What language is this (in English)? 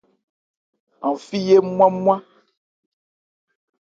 Ebrié